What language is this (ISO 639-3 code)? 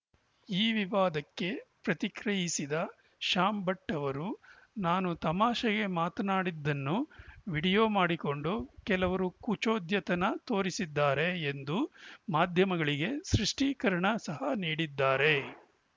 kan